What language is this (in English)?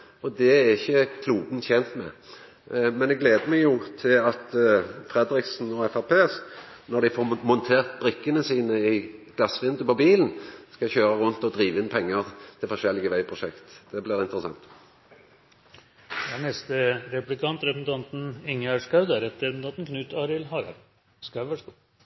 Norwegian